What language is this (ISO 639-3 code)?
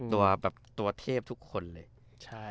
tha